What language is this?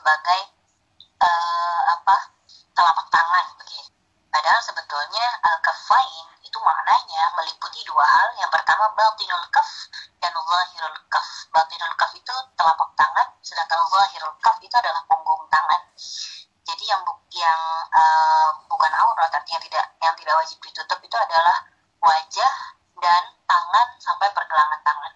Indonesian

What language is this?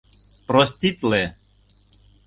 Mari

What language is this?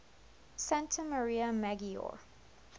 English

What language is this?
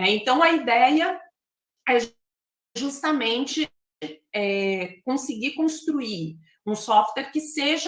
Portuguese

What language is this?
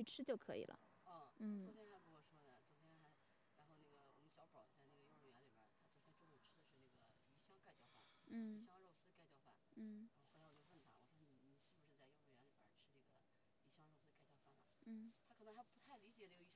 Chinese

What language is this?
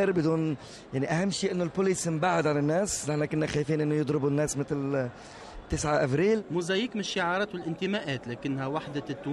Arabic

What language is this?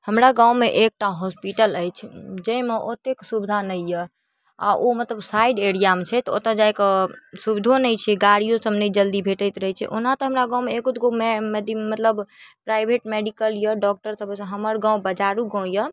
Maithili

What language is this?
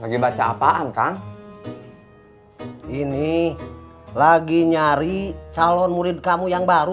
Indonesian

